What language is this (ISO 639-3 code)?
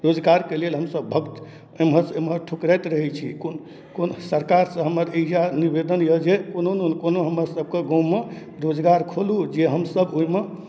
mai